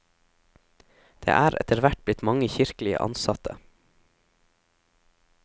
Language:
Norwegian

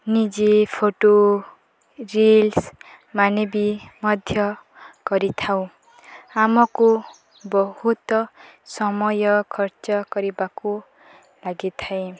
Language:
Odia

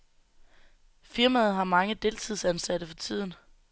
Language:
Danish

